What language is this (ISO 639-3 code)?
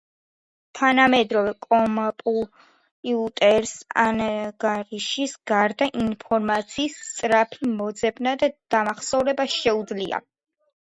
kat